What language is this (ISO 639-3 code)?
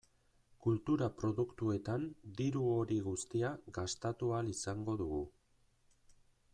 eus